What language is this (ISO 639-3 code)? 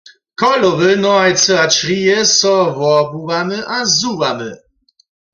hsb